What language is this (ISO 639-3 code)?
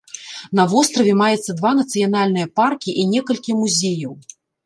bel